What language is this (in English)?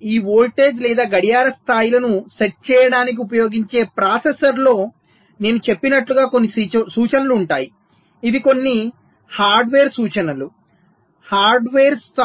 Telugu